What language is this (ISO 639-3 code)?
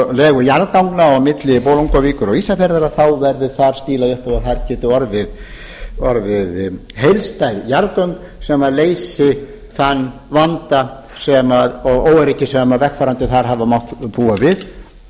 isl